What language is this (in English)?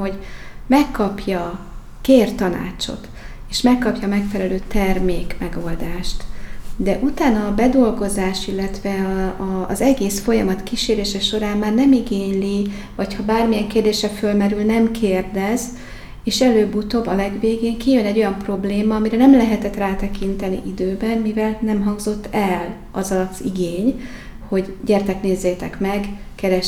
Hungarian